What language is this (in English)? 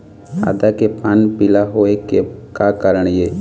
Chhattisgarhi